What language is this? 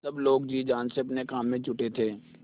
Hindi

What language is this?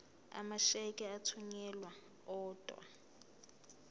Zulu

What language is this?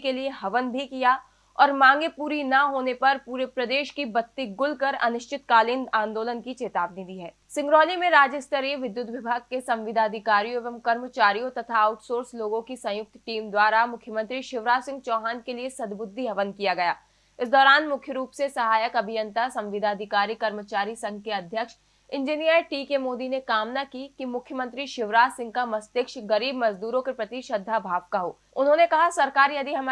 Hindi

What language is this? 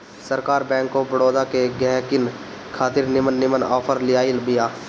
Bhojpuri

